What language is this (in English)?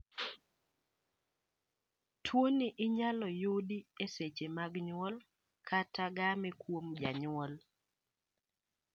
Luo (Kenya and Tanzania)